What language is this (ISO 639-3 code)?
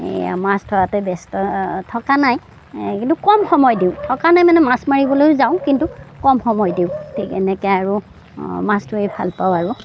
asm